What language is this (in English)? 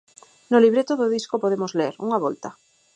Galician